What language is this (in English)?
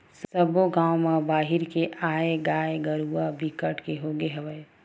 Chhattisgarhi